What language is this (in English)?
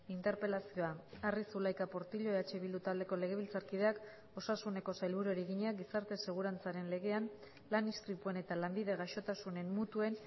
Basque